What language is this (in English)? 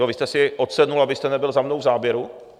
Czech